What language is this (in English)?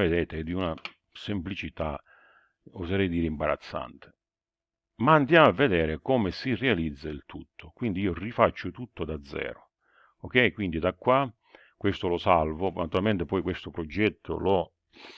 Italian